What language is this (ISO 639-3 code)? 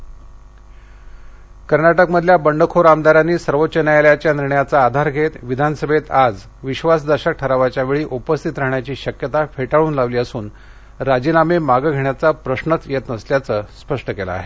mar